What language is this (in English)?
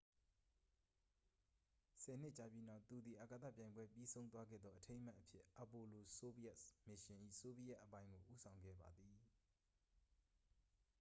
Burmese